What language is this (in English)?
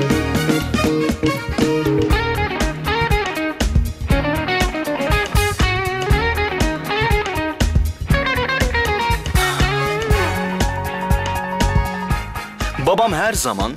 Turkish